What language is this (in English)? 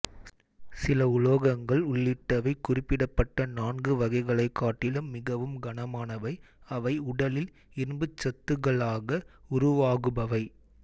Tamil